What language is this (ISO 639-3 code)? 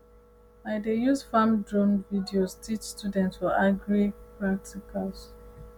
pcm